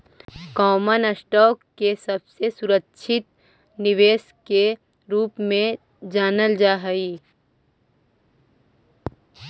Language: Magahi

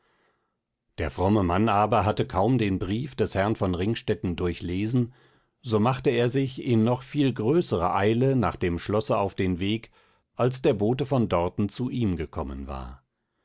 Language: German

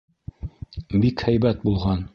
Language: Bashkir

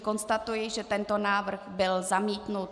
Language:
Czech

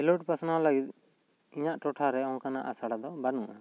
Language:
Santali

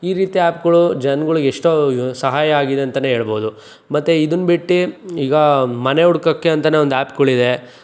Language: Kannada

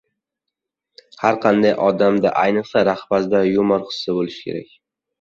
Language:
Uzbek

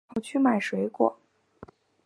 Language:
Chinese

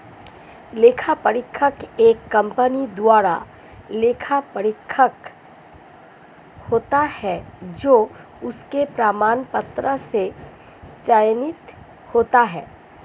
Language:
Hindi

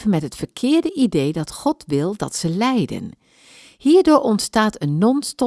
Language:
Dutch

